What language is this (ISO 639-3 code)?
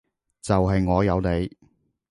yue